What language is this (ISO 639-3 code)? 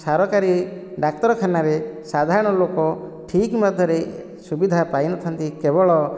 ori